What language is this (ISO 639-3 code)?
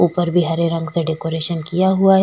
hin